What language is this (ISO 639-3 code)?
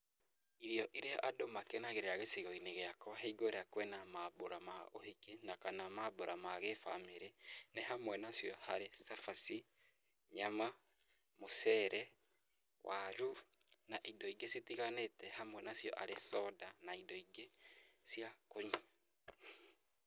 kik